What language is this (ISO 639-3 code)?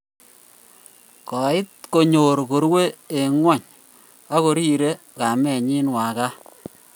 kln